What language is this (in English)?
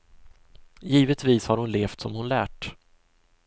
Swedish